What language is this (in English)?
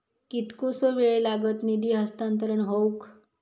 Marathi